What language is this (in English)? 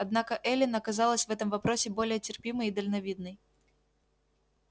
Russian